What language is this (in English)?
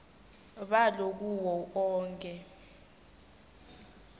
Swati